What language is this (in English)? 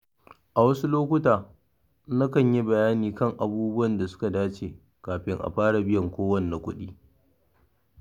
Hausa